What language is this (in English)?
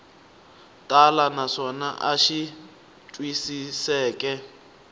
Tsonga